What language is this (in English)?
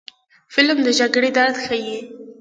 Pashto